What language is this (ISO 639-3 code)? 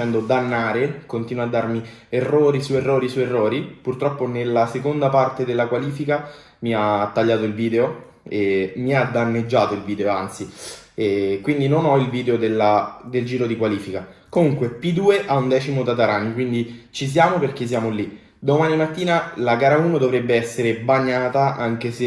ita